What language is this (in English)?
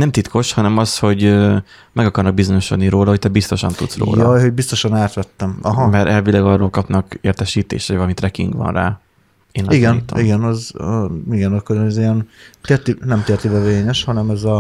Hungarian